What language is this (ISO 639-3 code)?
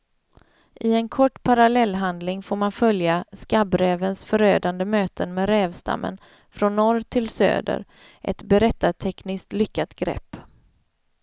swe